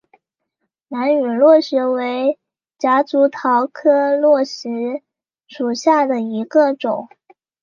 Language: Chinese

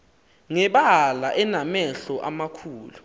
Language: Xhosa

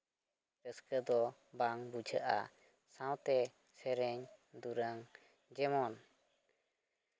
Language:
Santali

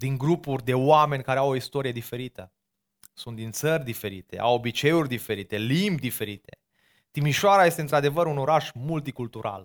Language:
Romanian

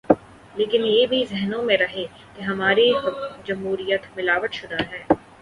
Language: Urdu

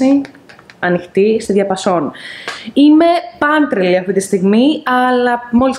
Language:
Greek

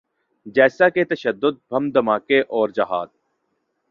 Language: Urdu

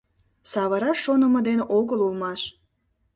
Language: Mari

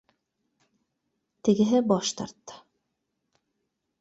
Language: Bashkir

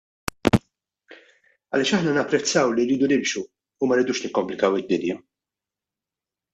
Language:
Maltese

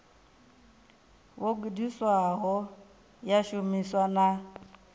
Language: Venda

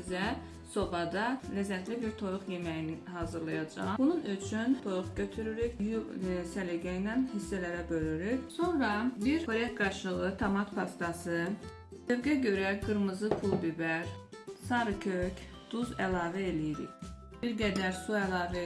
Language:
Turkish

